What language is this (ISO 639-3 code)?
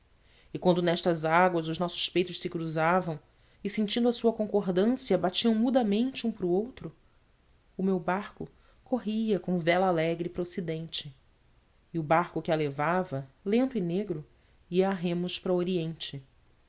por